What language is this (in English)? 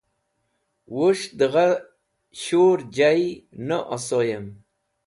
Wakhi